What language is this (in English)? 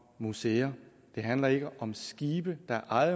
Danish